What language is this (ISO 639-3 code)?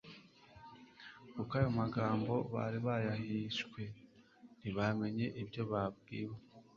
kin